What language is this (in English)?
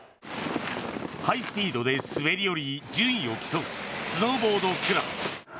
Japanese